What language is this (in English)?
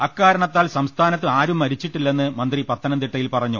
Malayalam